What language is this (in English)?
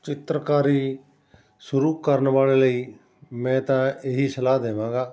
Punjabi